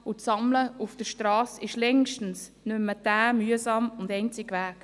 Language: Swiss German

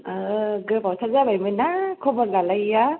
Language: Bodo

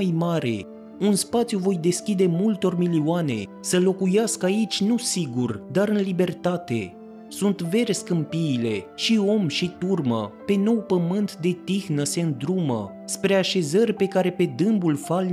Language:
Romanian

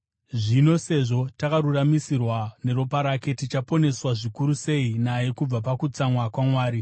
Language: Shona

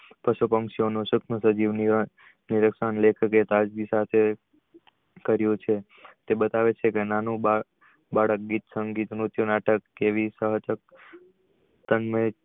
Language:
Gujarati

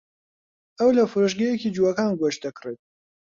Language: Central Kurdish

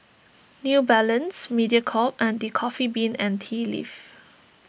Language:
English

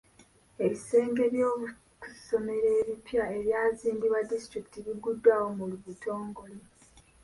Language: Ganda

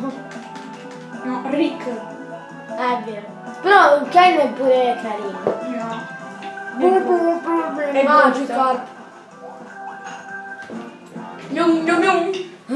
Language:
Italian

